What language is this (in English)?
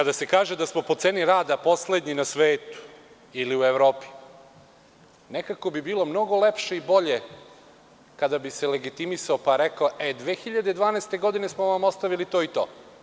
Serbian